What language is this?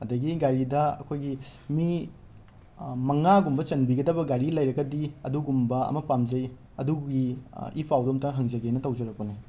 Manipuri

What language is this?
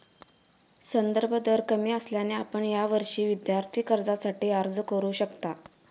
Marathi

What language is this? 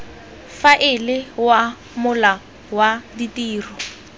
Tswana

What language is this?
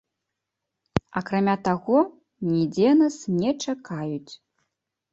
Belarusian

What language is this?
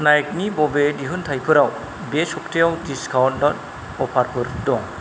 Bodo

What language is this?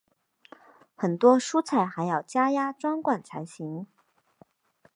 Chinese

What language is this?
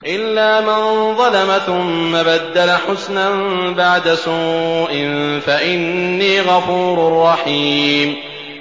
Arabic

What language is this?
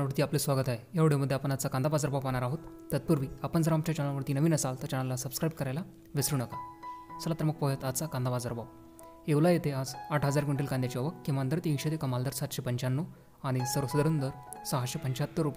Hindi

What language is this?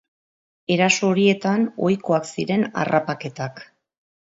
Basque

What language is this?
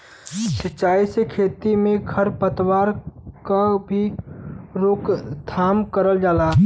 Bhojpuri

